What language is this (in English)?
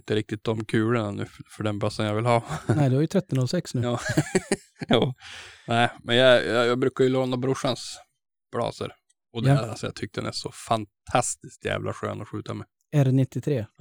Swedish